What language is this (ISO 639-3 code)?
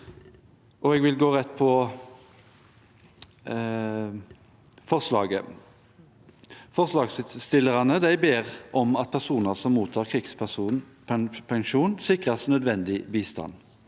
nor